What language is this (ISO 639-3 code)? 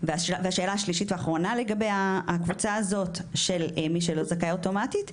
heb